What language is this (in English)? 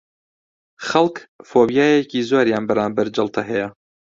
Central Kurdish